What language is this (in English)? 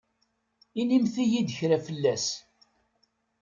Kabyle